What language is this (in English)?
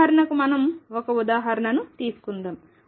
Telugu